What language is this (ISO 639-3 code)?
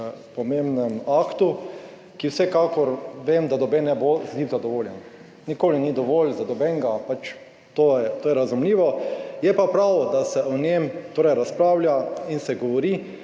slv